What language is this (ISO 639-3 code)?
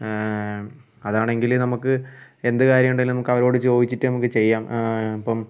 mal